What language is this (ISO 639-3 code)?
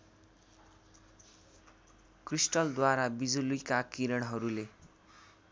nep